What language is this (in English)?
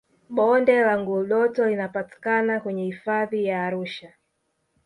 Swahili